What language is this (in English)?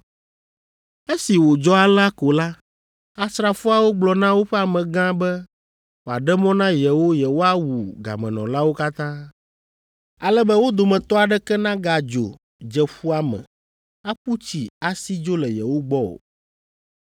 Ewe